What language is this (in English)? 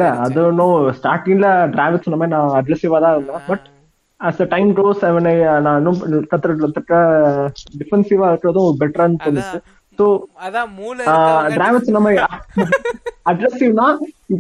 Tamil